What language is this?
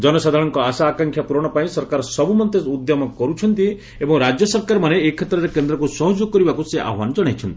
Odia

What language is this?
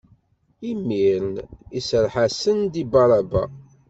Kabyle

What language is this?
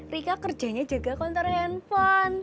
Indonesian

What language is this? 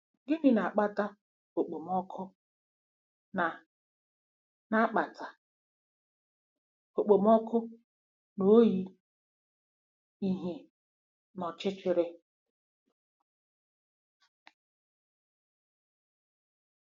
Igbo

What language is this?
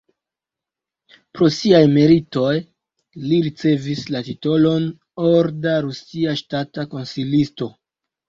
Esperanto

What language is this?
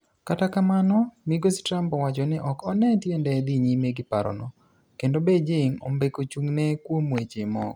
Luo (Kenya and Tanzania)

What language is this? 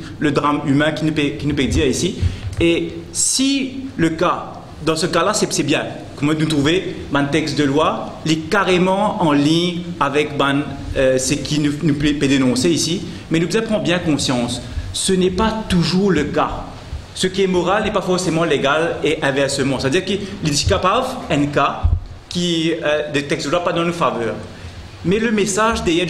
French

